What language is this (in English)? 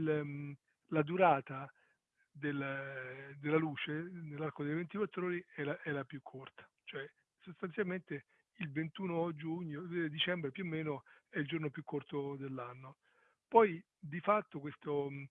Italian